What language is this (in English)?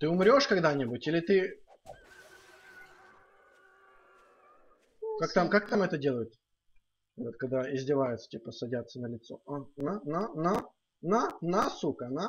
Russian